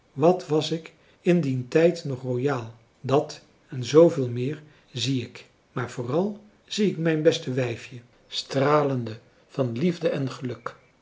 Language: Dutch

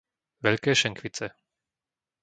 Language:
Slovak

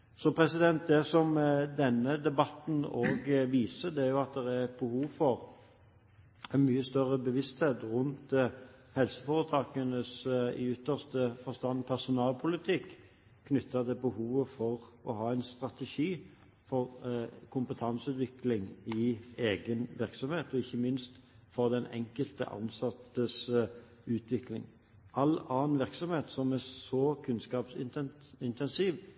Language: Norwegian Bokmål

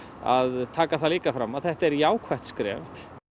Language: Icelandic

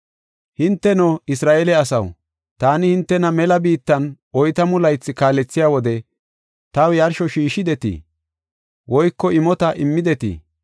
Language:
Gofa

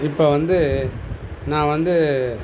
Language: Tamil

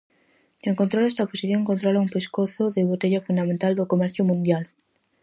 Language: Galician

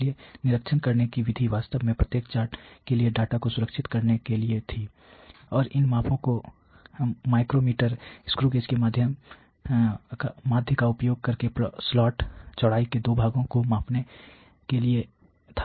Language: Hindi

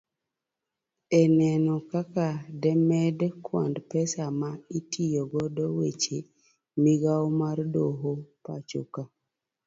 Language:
Luo (Kenya and Tanzania)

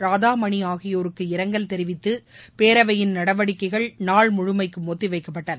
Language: Tamil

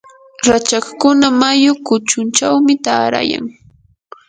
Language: Yanahuanca Pasco Quechua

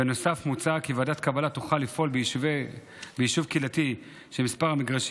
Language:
Hebrew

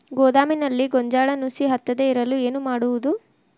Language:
Kannada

